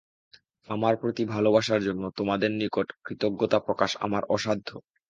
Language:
Bangla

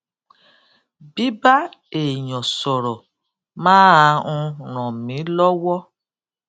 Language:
Yoruba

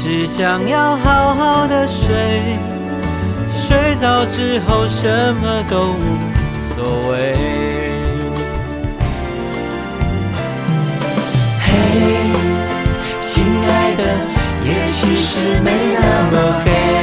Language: Chinese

